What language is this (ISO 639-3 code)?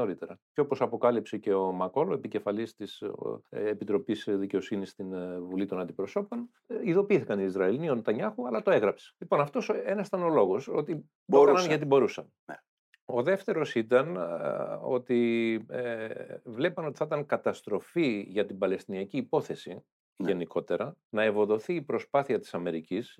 ell